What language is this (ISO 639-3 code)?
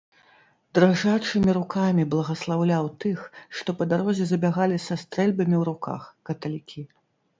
bel